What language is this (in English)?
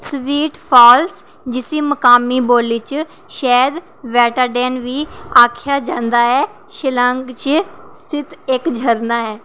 Dogri